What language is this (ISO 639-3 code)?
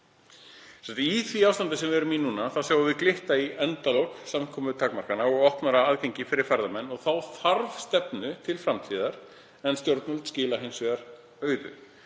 isl